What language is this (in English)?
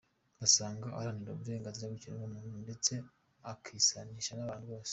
Kinyarwanda